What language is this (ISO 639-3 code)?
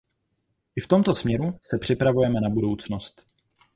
ces